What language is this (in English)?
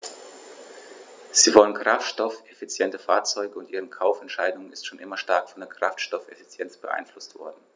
German